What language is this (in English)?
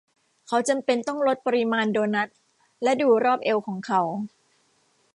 Thai